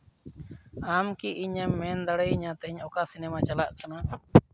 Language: Santali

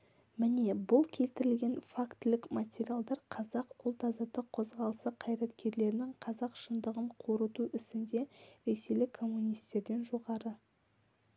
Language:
Kazakh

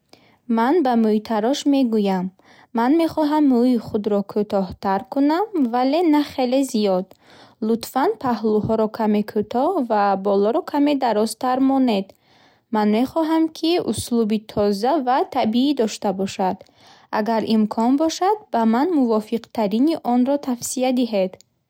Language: Bukharic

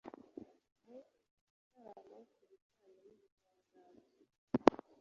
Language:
Kinyarwanda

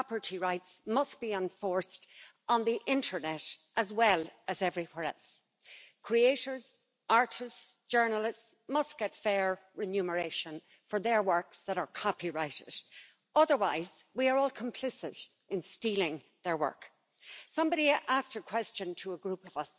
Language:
Romanian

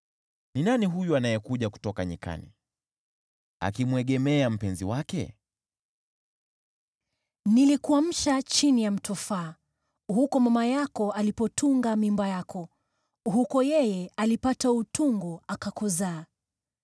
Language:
Swahili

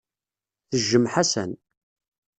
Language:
Kabyle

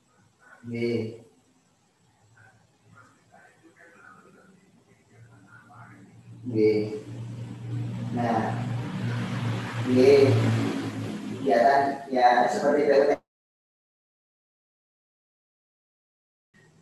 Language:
Indonesian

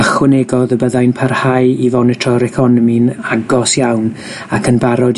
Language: Welsh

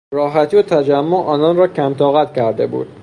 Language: Persian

